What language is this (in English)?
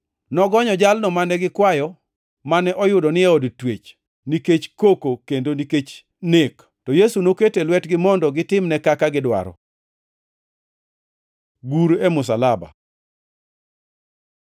Luo (Kenya and Tanzania)